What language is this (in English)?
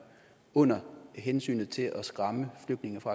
Danish